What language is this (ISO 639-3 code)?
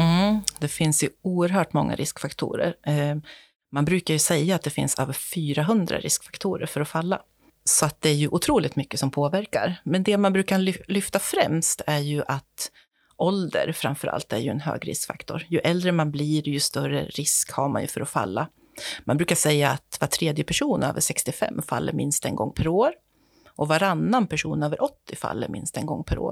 swe